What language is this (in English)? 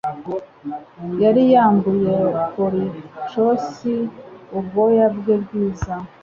Kinyarwanda